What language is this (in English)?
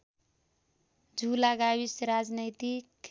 Nepali